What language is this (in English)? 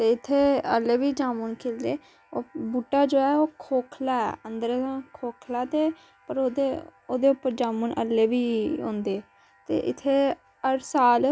Dogri